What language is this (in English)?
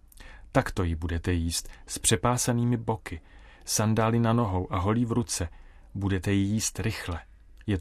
Czech